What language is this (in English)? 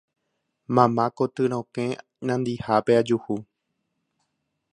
Guarani